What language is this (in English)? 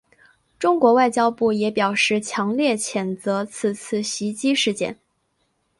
Chinese